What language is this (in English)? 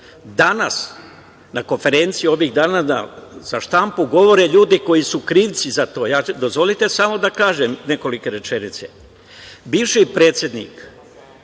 Serbian